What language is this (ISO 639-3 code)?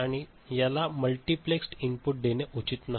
mar